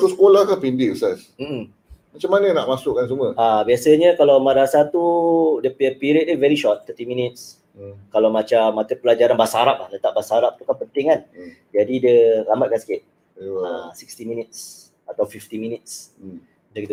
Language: Malay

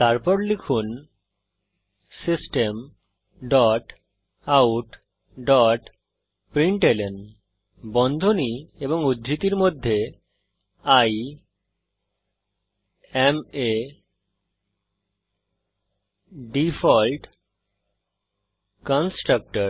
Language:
Bangla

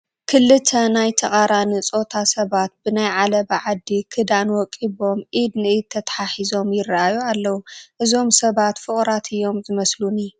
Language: Tigrinya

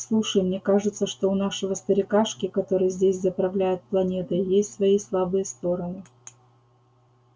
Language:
Russian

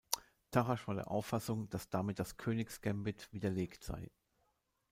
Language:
German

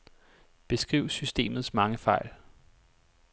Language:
Danish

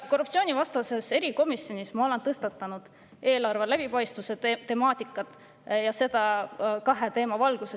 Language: Estonian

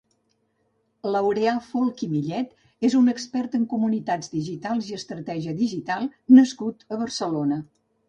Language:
Catalan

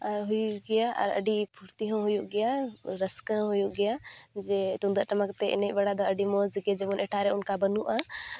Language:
Santali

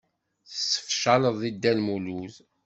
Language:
Kabyle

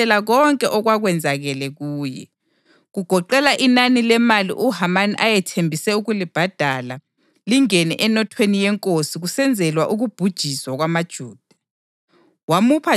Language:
North Ndebele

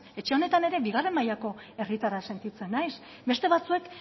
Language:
Basque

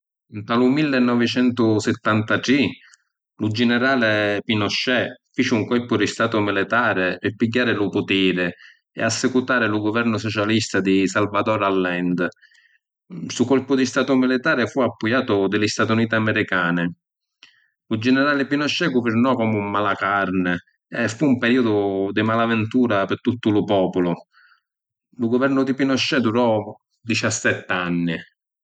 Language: Sicilian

